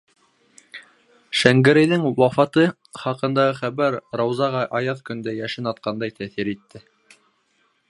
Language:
Bashkir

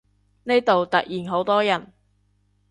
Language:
Cantonese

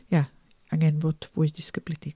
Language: Welsh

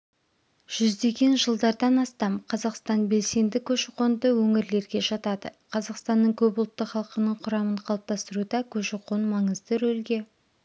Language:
Kazakh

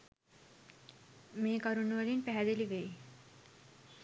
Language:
Sinhala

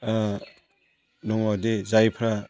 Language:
Bodo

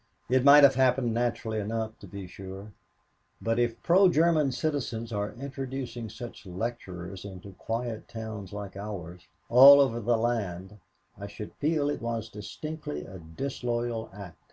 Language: English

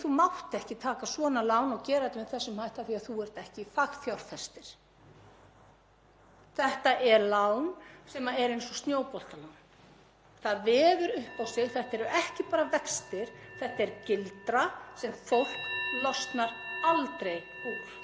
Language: Icelandic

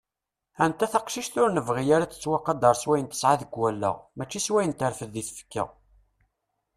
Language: Kabyle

